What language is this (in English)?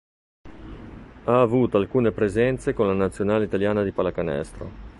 Italian